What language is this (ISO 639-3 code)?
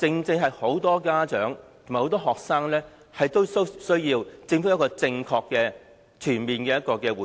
yue